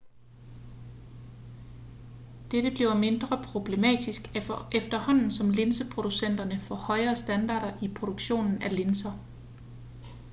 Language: Danish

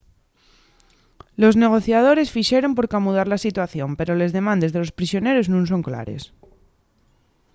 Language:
Asturian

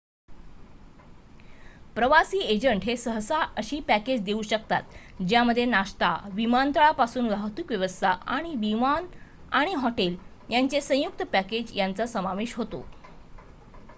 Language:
Marathi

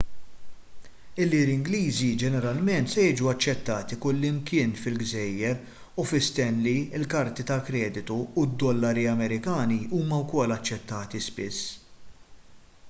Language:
Maltese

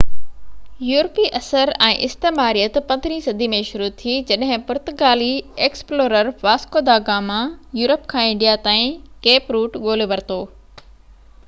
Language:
Sindhi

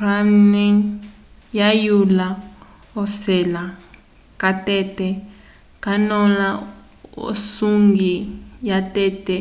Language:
Umbundu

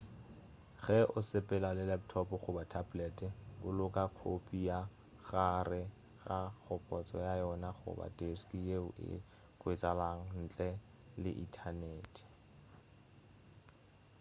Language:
Northern Sotho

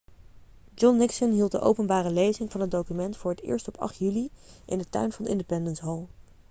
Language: Dutch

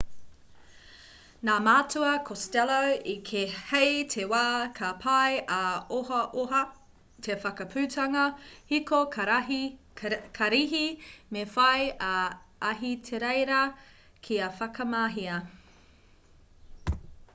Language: Māori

